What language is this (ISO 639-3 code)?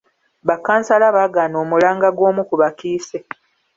lug